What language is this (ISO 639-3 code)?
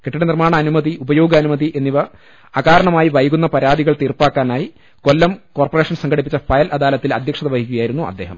mal